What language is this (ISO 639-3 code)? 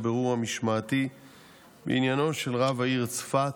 heb